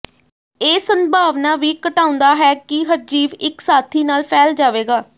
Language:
Punjabi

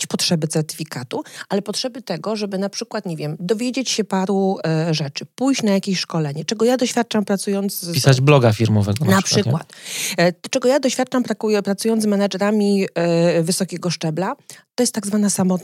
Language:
Polish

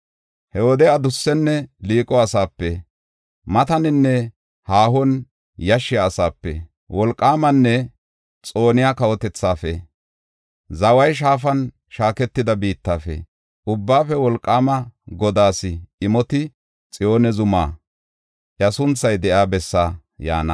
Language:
Gofa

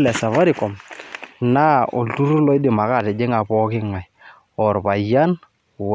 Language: Masai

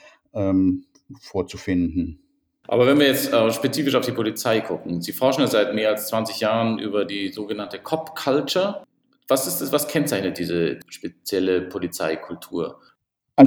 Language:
German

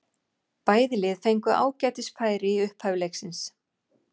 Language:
Icelandic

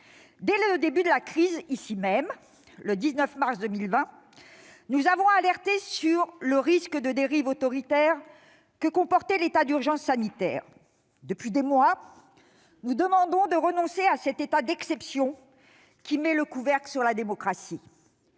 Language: French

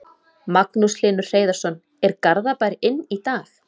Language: Icelandic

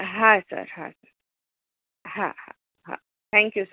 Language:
Gujarati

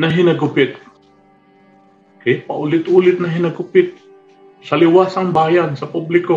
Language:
Filipino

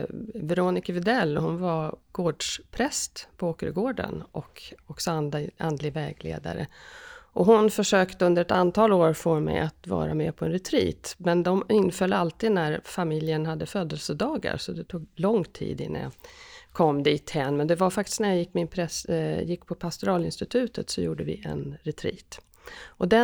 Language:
Swedish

